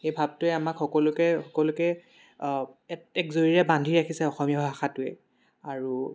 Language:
Assamese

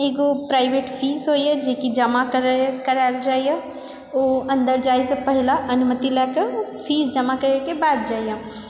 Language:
Maithili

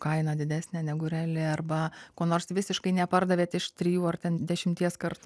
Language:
Lithuanian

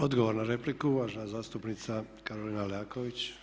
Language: Croatian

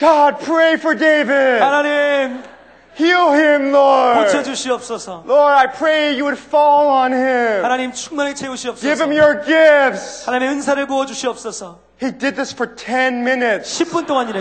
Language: Korean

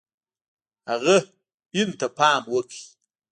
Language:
Pashto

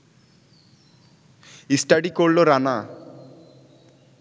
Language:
Bangla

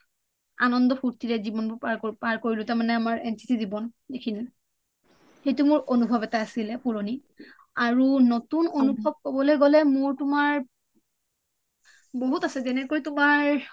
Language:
Assamese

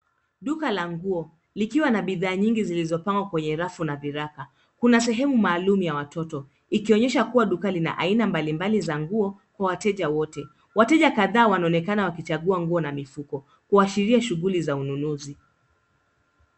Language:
Swahili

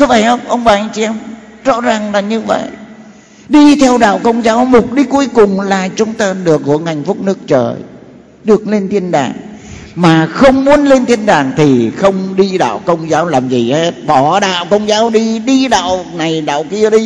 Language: Vietnamese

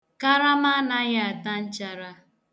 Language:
Igbo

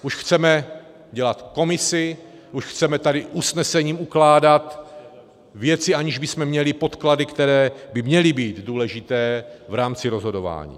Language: Czech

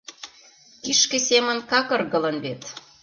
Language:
Mari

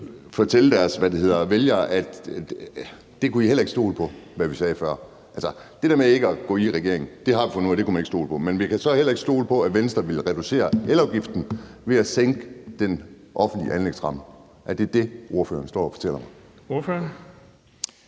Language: Danish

